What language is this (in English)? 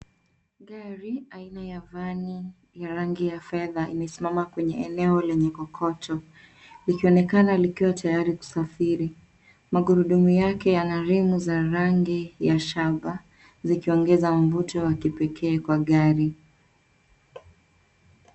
Swahili